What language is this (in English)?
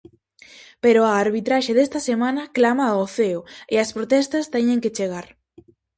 Galician